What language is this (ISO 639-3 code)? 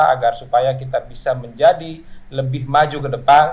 ind